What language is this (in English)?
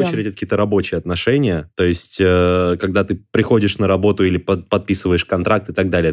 Russian